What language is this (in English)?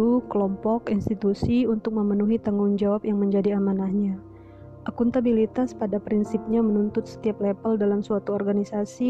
Indonesian